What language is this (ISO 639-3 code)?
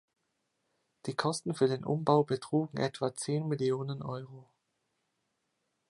deu